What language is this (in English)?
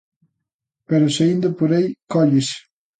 Galician